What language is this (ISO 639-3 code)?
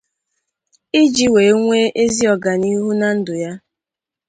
ibo